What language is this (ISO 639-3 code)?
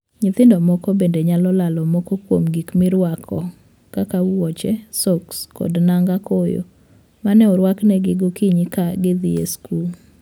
luo